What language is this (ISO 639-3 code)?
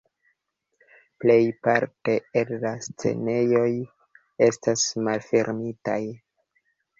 epo